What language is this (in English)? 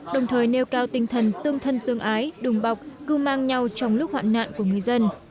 Vietnamese